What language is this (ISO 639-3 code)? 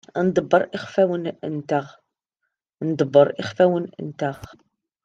kab